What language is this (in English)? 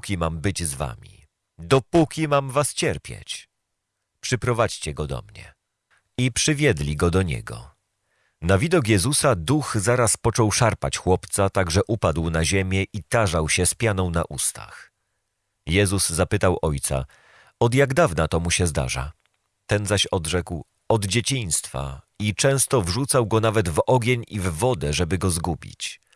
Polish